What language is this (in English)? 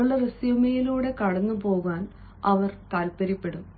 Malayalam